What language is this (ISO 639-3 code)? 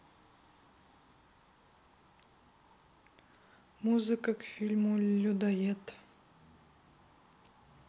rus